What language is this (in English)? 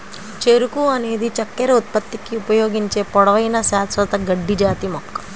Telugu